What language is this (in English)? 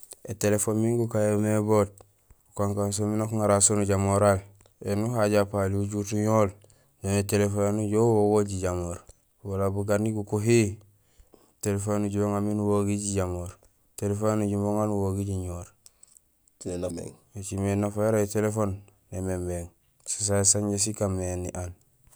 Gusilay